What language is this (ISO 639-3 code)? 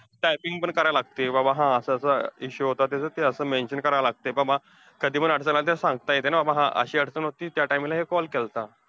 mar